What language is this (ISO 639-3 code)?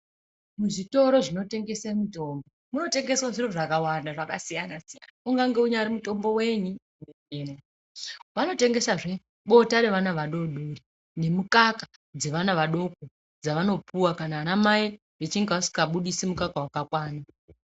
ndc